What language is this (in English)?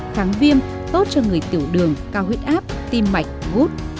Vietnamese